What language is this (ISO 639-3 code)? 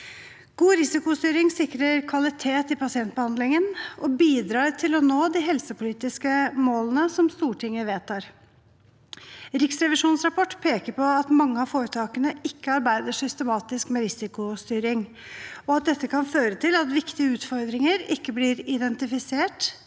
nor